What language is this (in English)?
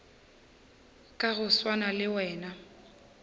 Northern Sotho